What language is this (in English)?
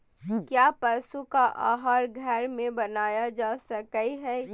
Magahi